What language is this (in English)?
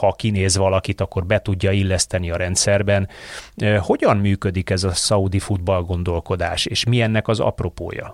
Hungarian